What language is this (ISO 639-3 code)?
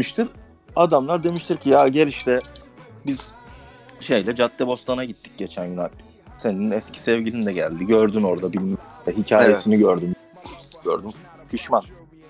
tur